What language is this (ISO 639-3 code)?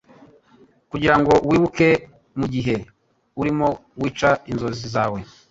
kin